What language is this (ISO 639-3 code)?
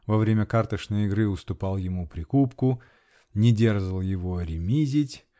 rus